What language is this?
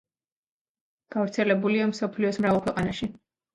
Georgian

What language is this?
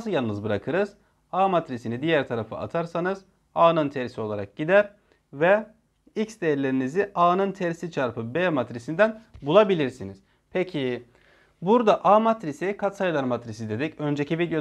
Turkish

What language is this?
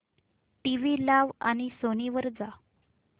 Marathi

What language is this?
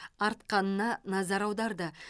Kazakh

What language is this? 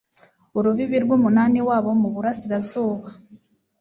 Kinyarwanda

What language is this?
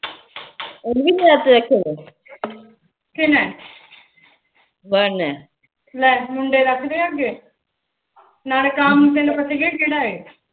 Punjabi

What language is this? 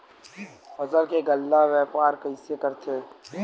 Chhattisgarhi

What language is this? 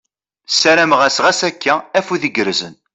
Kabyle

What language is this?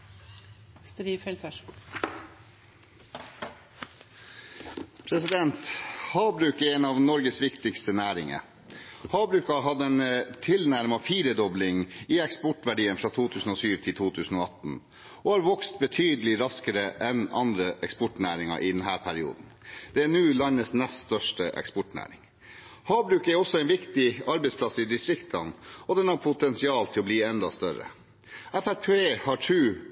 Norwegian Bokmål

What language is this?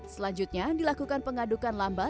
Indonesian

